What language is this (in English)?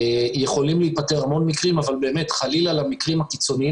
Hebrew